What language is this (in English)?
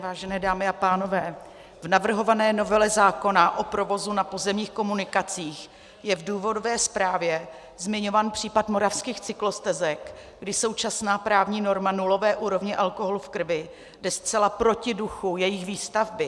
Czech